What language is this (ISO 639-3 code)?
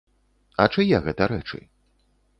bel